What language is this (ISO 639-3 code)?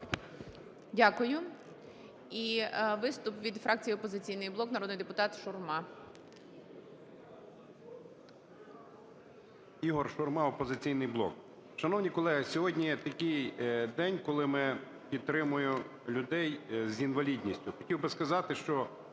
ukr